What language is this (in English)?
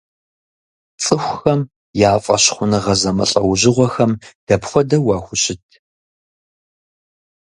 Kabardian